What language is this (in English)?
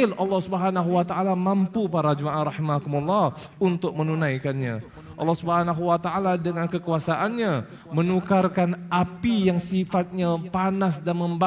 Malay